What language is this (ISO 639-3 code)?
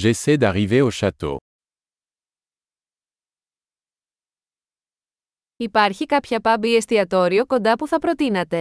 ell